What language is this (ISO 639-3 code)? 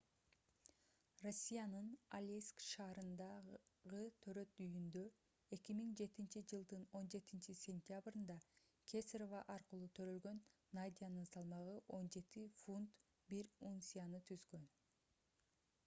kir